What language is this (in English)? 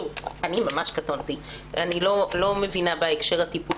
Hebrew